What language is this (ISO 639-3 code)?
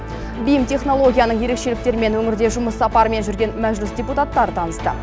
kaz